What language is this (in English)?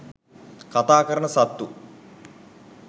Sinhala